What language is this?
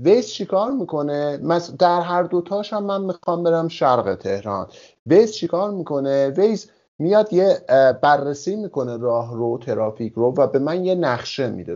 Persian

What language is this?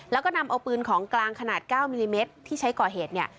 Thai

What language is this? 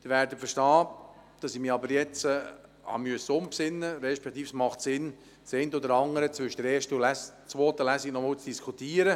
Swiss German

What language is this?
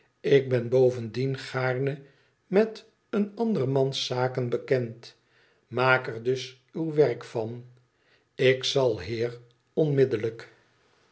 Dutch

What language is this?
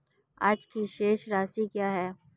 Hindi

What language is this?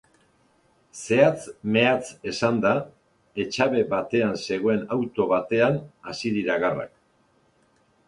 Basque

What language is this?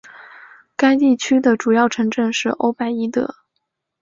Chinese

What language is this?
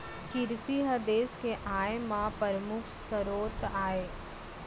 Chhattisgarhi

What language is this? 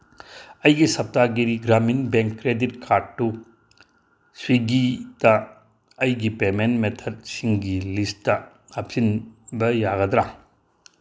Manipuri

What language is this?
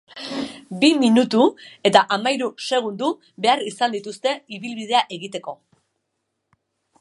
Basque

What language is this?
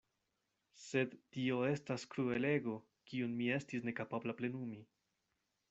Esperanto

